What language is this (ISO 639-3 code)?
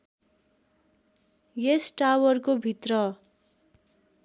nep